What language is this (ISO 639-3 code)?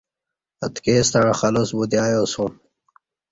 bsh